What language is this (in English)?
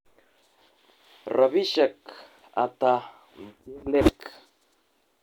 Kalenjin